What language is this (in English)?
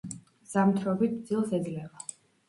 Georgian